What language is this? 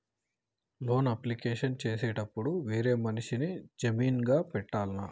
Telugu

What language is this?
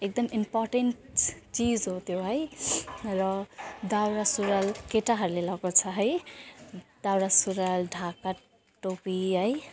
Nepali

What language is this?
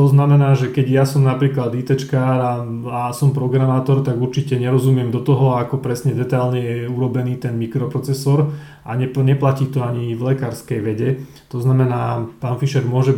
Slovak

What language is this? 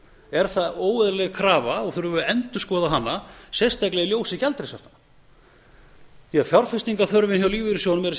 Icelandic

